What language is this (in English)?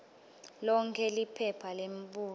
Swati